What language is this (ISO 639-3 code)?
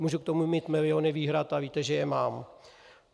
ces